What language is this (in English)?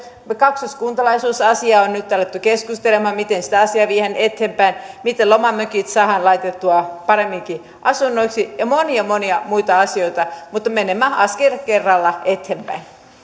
Finnish